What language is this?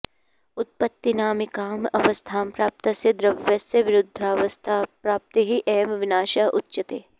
Sanskrit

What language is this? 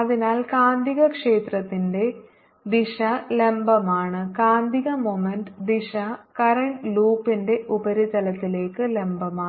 Malayalam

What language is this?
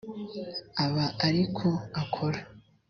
Kinyarwanda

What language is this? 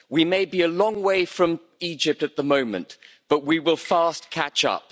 English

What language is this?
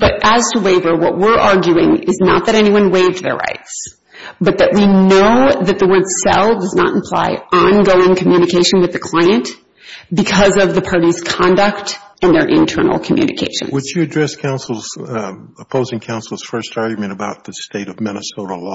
English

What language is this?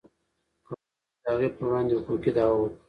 Pashto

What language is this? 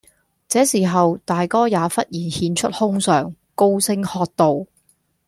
Cantonese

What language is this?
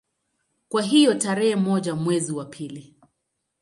Swahili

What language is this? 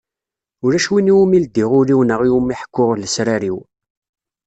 Kabyle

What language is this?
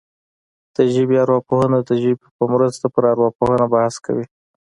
Pashto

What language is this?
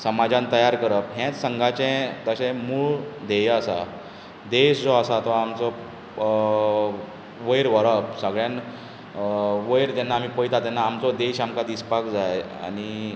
Konkani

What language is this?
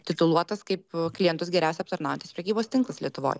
Lithuanian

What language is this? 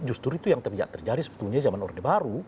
Indonesian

